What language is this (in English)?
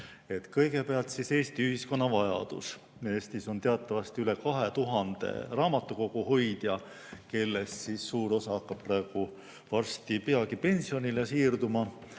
Estonian